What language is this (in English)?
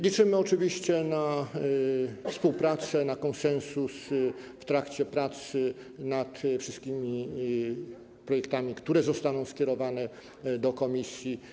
Polish